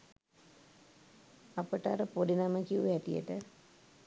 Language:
Sinhala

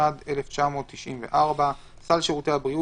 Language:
Hebrew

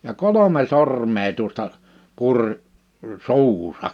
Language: Finnish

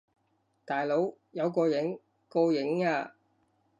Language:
Cantonese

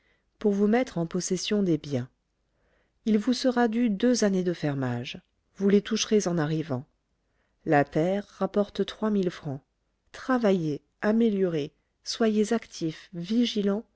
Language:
French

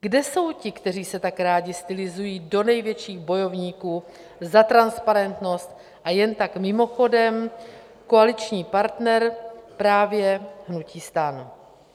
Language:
Czech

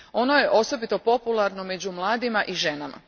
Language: Croatian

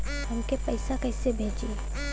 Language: Bhojpuri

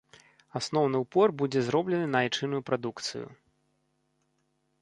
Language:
Belarusian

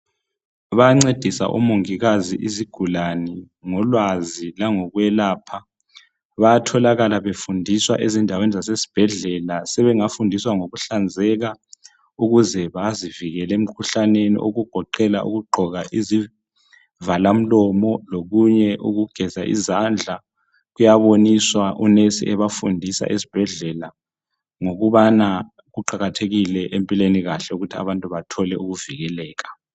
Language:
North Ndebele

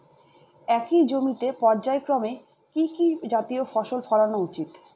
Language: Bangla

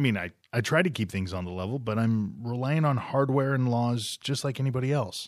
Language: English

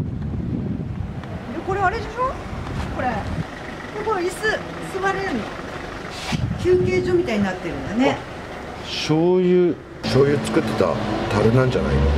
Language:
Japanese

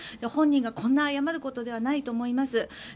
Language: Japanese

